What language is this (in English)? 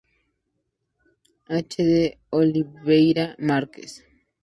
Spanish